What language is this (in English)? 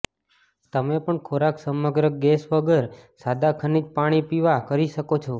Gujarati